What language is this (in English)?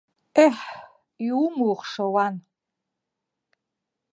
Abkhazian